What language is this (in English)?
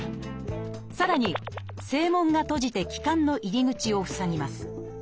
Japanese